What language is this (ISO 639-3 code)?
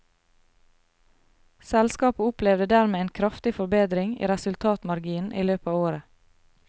nor